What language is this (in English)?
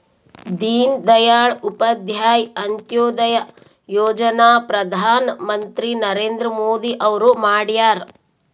Kannada